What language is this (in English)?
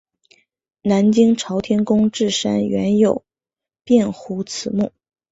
Chinese